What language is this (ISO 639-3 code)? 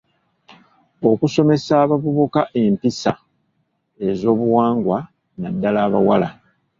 lug